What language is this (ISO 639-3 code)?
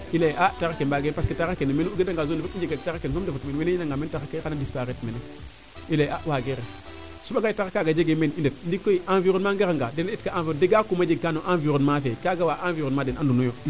srr